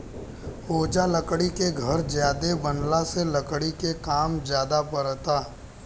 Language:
Bhojpuri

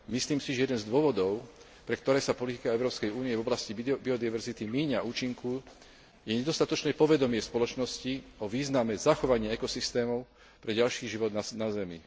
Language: Slovak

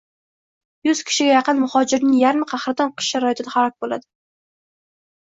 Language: Uzbek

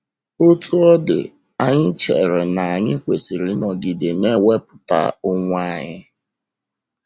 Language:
Igbo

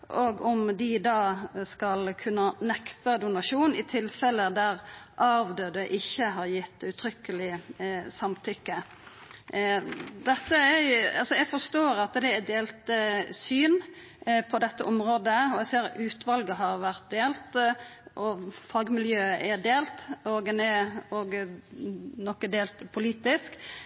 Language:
Norwegian Nynorsk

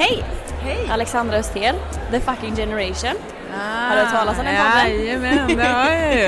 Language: Swedish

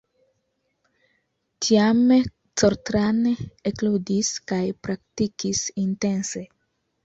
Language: Esperanto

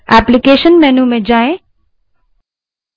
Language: Hindi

